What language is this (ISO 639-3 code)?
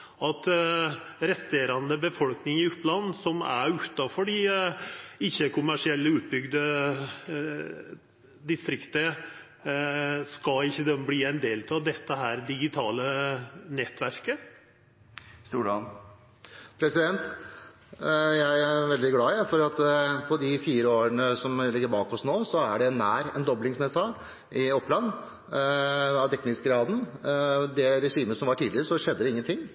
nor